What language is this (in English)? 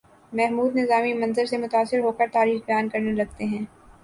Urdu